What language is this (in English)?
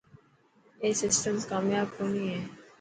Dhatki